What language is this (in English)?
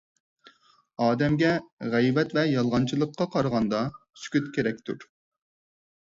Uyghur